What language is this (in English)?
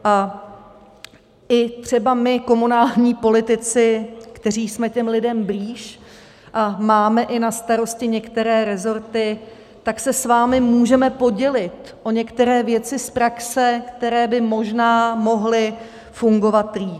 Czech